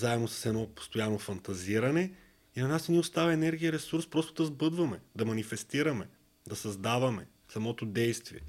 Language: Bulgarian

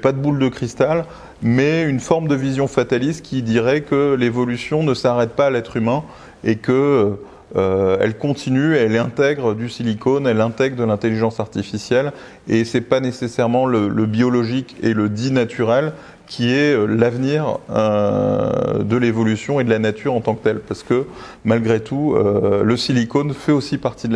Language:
French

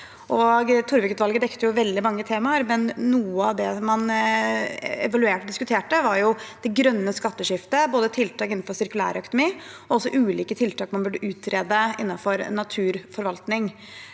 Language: Norwegian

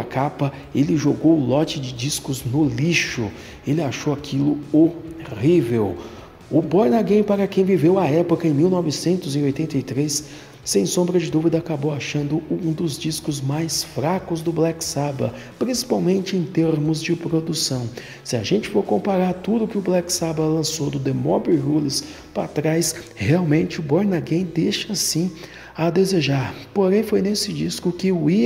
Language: Portuguese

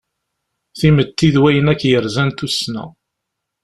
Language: Kabyle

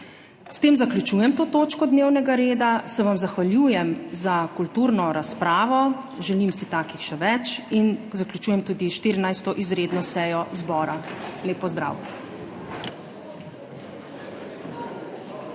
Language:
Slovenian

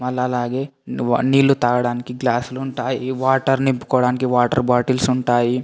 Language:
Telugu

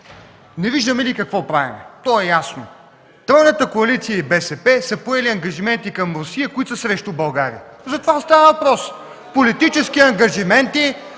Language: Bulgarian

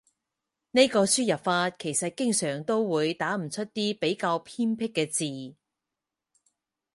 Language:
Cantonese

